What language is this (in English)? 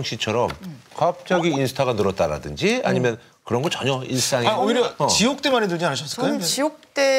Korean